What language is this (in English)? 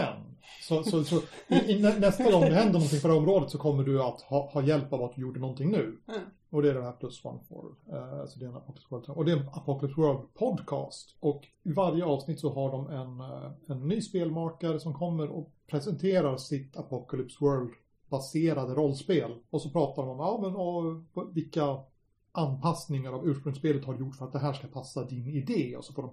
Swedish